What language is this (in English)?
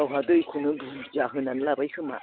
Bodo